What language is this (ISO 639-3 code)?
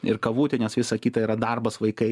lit